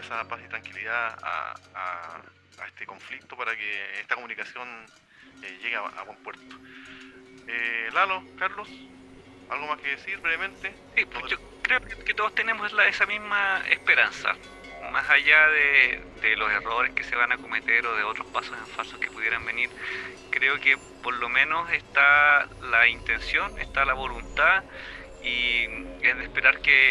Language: Spanish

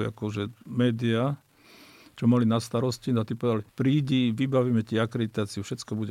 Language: Slovak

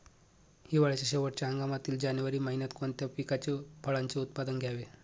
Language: Marathi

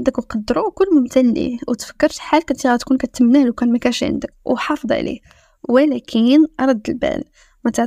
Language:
Arabic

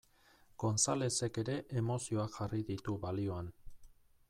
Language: Basque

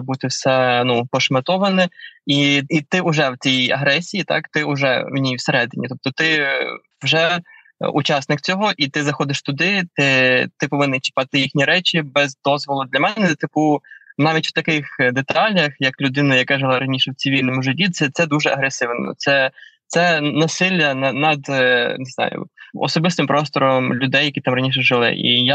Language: Ukrainian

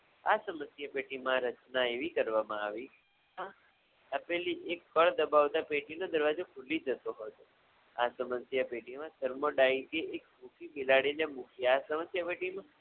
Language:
Gujarati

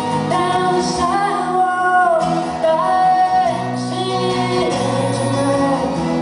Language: English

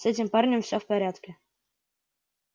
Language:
Russian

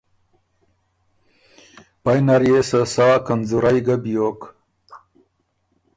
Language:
Ormuri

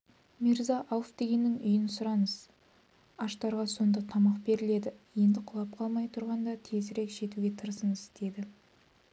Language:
Kazakh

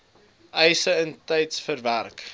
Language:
Afrikaans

